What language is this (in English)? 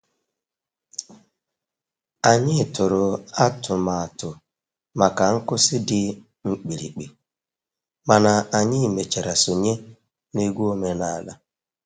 Igbo